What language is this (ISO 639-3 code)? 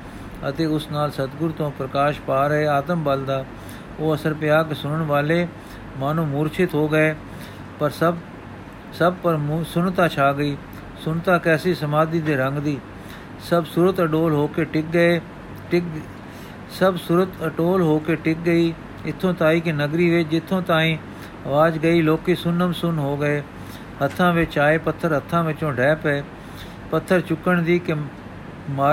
pan